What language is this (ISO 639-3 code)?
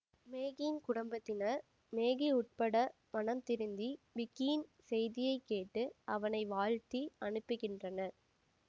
tam